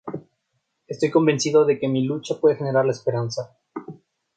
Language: Spanish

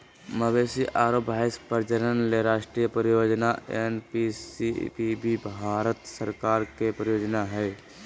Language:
Magahi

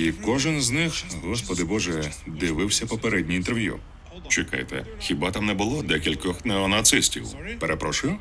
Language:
Ukrainian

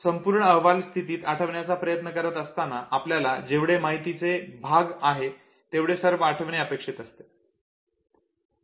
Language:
Marathi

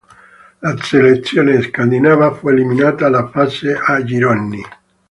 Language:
Italian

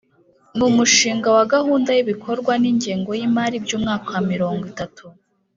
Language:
Kinyarwanda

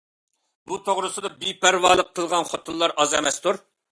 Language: Uyghur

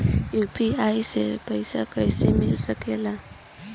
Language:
Bhojpuri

